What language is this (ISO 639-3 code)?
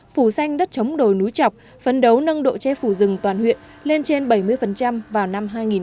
vie